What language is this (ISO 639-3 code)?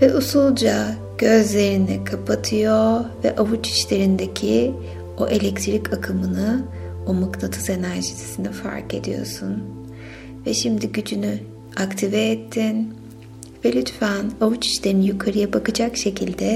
tur